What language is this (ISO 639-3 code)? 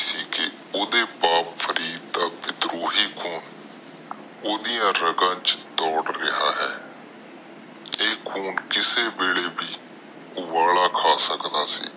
pan